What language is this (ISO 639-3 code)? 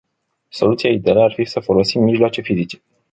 ron